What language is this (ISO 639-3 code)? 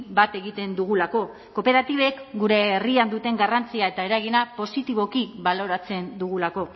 eus